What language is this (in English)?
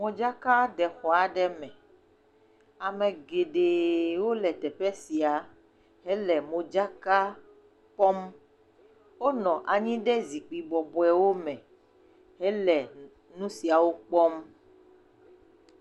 Ewe